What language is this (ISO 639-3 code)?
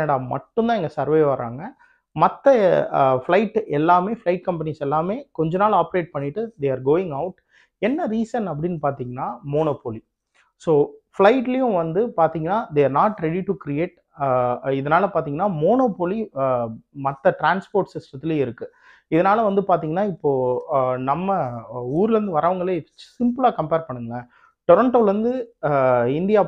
tam